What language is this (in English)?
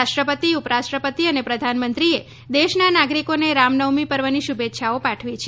Gujarati